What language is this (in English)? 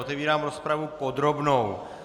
Czech